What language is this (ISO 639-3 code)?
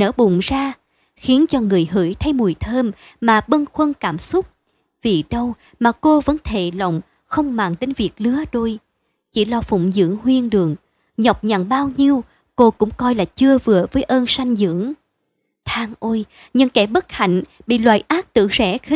vie